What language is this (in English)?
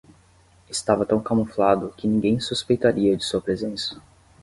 Portuguese